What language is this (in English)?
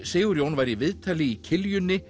Icelandic